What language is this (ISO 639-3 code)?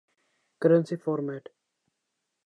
urd